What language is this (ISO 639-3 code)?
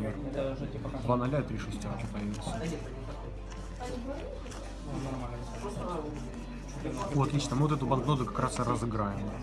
rus